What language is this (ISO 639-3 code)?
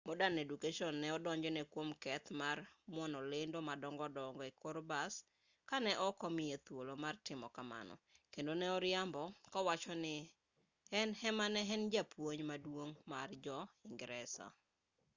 luo